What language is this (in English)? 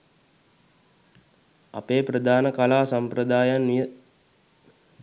Sinhala